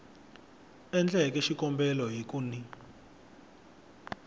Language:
Tsonga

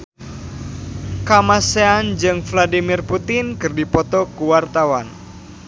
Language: Sundanese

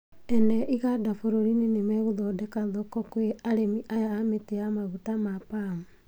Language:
Kikuyu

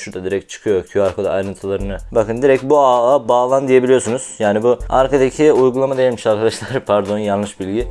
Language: Turkish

